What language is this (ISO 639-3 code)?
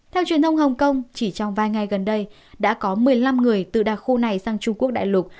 vie